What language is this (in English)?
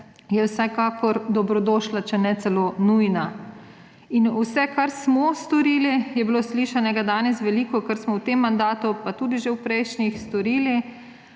Slovenian